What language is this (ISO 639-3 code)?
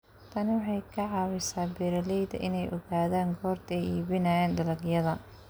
som